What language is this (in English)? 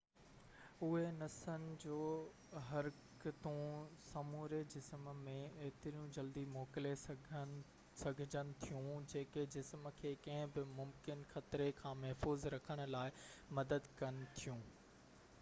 Sindhi